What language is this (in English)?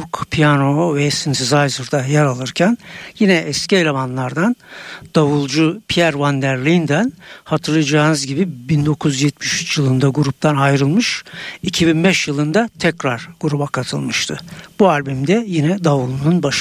Turkish